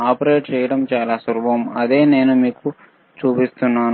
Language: Telugu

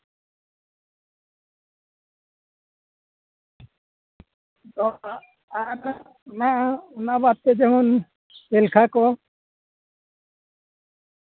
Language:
Santali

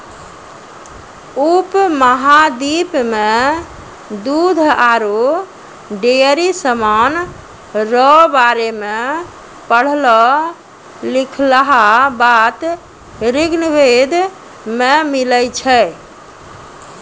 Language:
Maithili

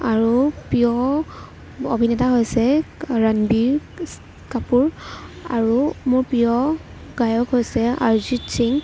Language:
Assamese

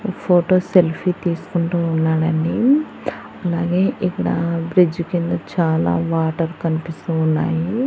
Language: Telugu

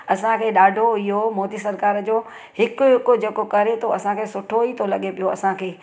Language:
Sindhi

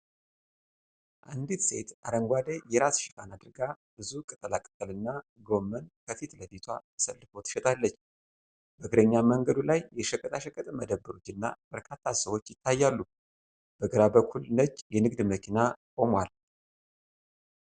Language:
Amharic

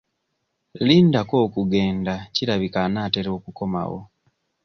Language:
Ganda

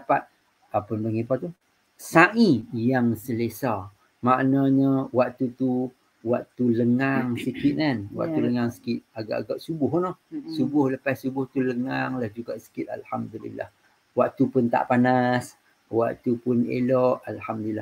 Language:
Malay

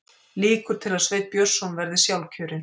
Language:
Icelandic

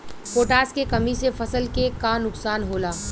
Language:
Bhojpuri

